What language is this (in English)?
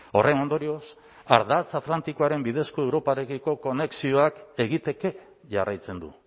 Basque